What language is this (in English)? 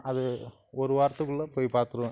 Tamil